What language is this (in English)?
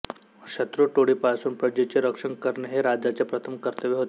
Marathi